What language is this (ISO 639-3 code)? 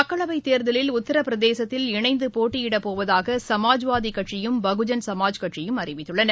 tam